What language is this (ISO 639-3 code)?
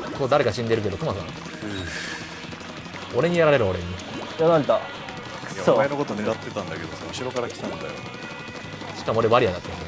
jpn